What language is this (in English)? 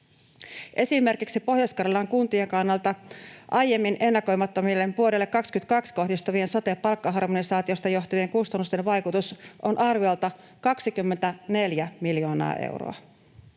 Finnish